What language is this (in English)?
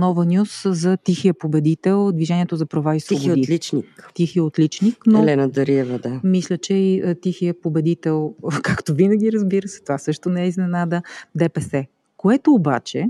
Bulgarian